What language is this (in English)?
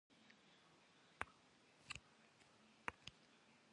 Kabardian